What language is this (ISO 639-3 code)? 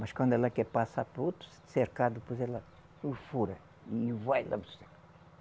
por